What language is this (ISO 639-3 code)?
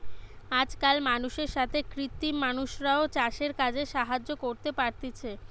ben